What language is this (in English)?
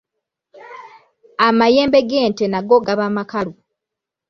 Ganda